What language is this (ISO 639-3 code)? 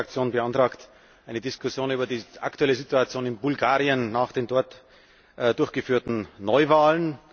deu